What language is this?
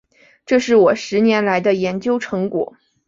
Chinese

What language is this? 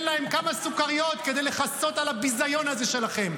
Hebrew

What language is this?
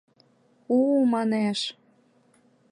Mari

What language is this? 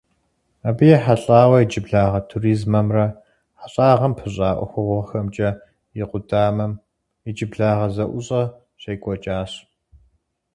Kabardian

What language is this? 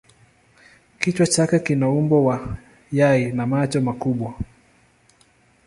Swahili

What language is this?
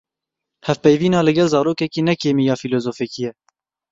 Kurdish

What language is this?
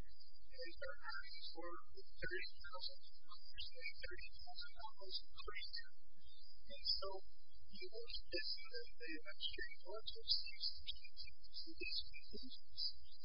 English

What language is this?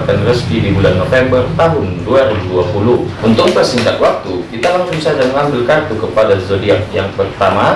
Indonesian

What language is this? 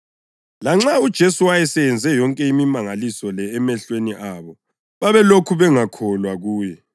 North Ndebele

